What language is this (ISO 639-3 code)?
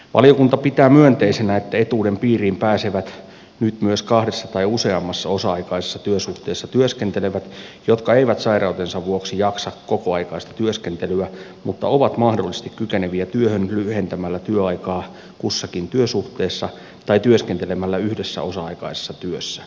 fin